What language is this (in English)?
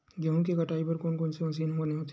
Chhattisgarhi